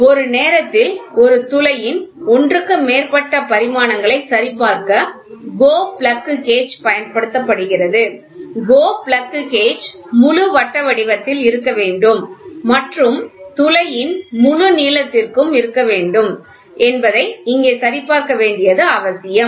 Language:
Tamil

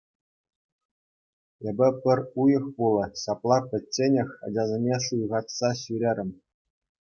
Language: Chuvash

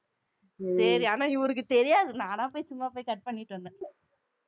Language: Tamil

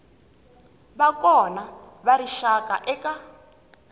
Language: Tsonga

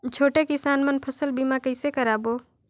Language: Chhattisgarhi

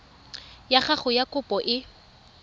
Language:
Tswana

